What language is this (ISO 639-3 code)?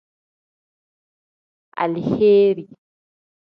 kdh